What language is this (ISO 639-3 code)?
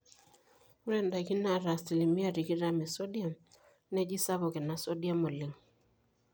mas